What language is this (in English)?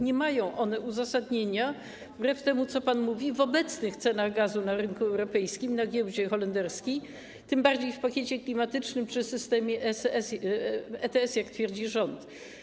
Polish